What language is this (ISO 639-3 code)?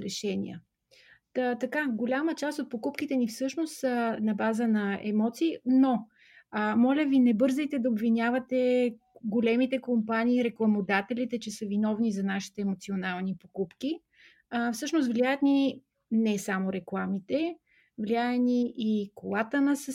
bul